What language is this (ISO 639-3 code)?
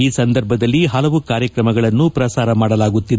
kan